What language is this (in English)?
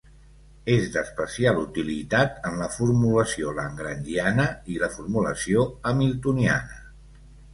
Catalan